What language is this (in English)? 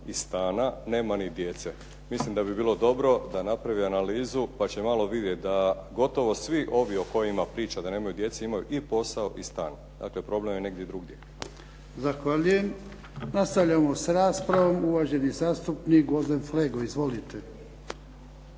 Croatian